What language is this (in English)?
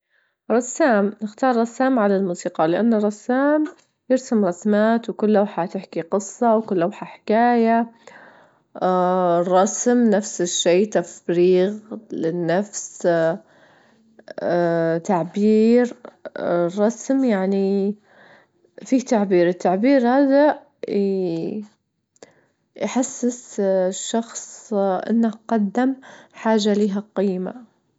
Libyan Arabic